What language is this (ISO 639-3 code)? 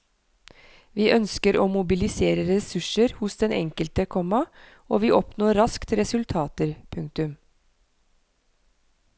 nor